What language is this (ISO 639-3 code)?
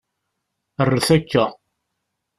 kab